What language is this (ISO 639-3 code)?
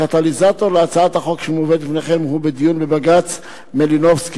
heb